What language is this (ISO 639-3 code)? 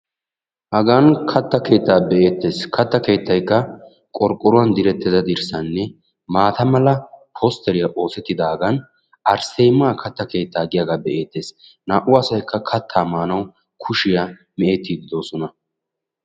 wal